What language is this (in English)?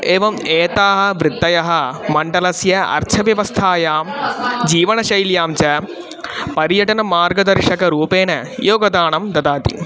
Sanskrit